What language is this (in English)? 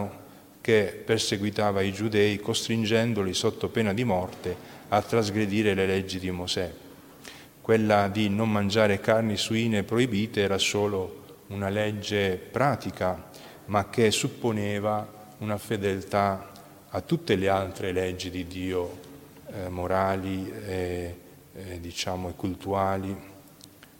Italian